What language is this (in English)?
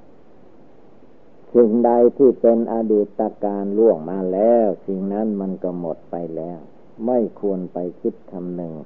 Thai